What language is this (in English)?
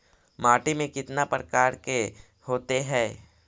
Magahi